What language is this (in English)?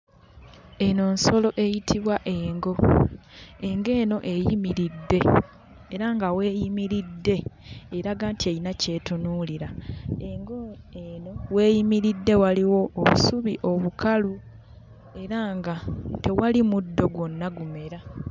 Ganda